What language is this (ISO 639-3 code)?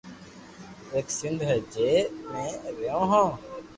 lrk